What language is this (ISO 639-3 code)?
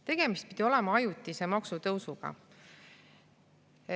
est